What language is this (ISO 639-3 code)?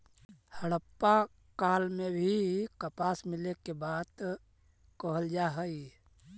mag